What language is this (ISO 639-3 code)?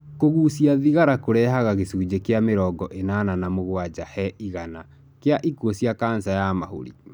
kik